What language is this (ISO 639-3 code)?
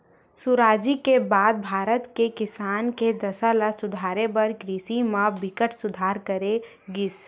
hne